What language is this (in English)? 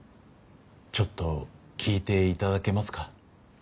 Japanese